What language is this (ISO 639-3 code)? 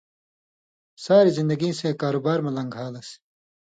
mvy